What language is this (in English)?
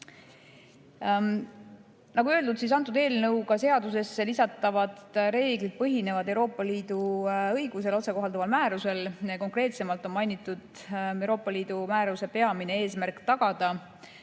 Estonian